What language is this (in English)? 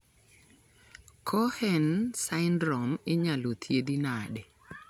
Luo (Kenya and Tanzania)